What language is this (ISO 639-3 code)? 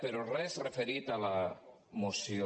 cat